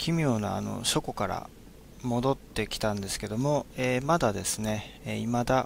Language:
Japanese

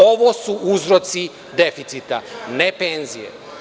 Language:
Serbian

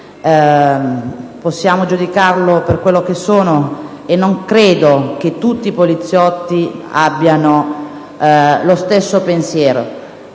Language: Italian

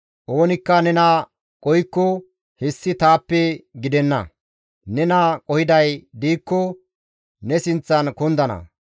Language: Gamo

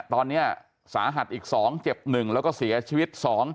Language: Thai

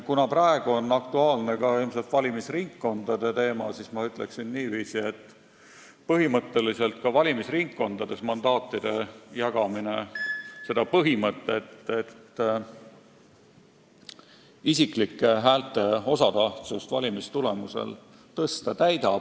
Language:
Estonian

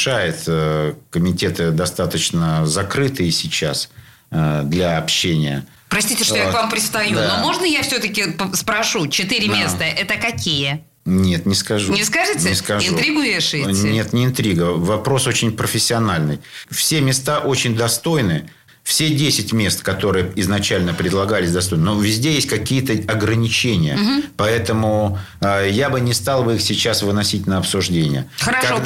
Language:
Russian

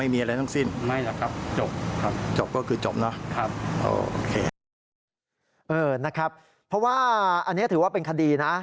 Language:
Thai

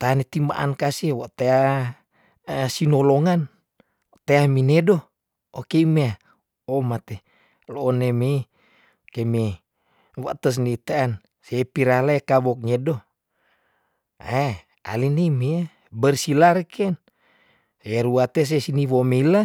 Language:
Tondano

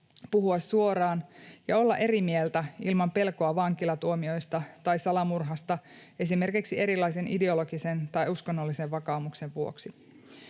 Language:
Finnish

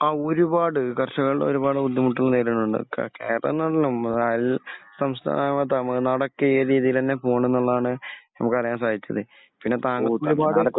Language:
Malayalam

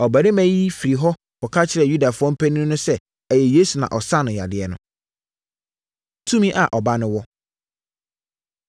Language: Akan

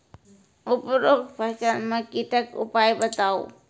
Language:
Maithili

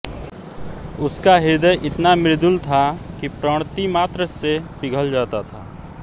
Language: Hindi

